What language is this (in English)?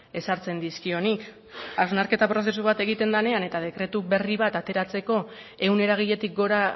Basque